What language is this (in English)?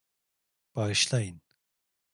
Turkish